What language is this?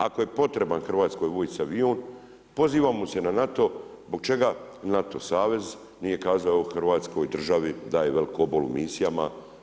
Croatian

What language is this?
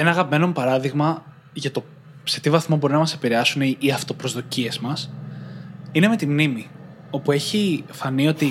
Greek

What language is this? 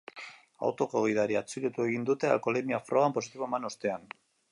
Basque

